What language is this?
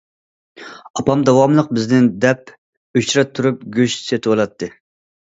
Uyghur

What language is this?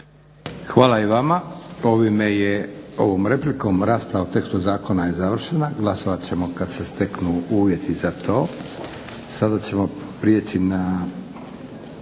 Croatian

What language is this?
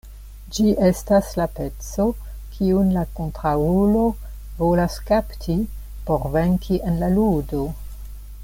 Esperanto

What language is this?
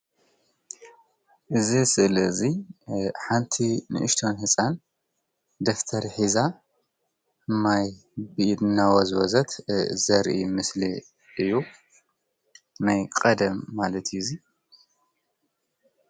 Tigrinya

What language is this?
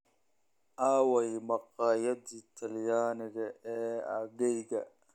Somali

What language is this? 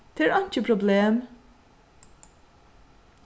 Faroese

